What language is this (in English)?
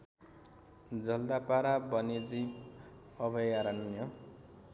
Nepali